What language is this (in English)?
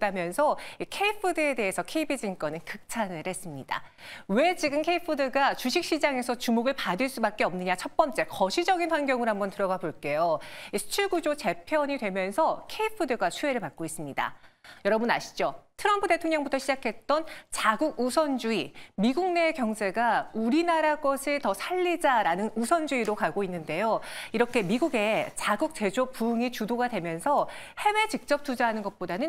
Korean